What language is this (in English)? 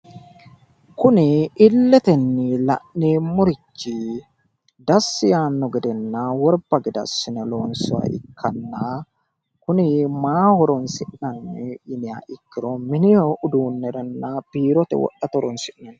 Sidamo